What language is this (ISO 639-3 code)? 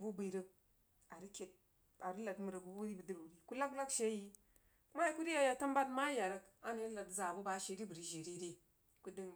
juo